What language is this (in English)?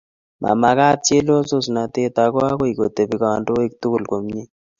Kalenjin